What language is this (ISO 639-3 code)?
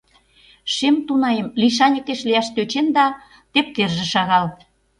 chm